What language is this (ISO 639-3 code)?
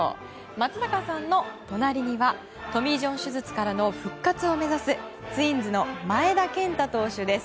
jpn